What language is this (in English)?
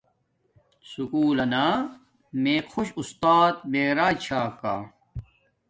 Domaaki